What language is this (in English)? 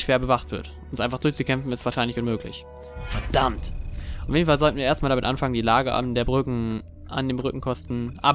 German